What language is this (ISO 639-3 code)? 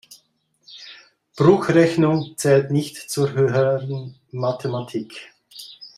deu